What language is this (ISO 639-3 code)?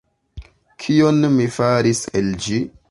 epo